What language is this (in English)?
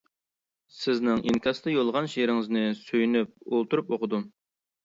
Uyghur